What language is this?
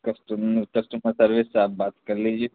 Urdu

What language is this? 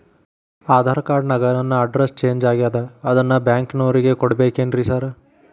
Kannada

